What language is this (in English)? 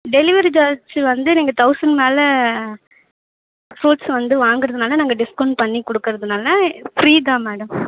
Tamil